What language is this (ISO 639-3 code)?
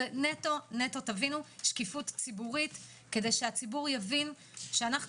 heb